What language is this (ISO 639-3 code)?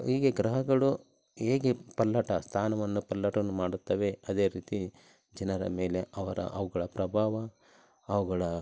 kan